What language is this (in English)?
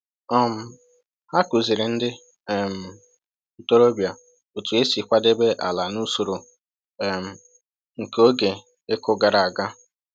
Igbo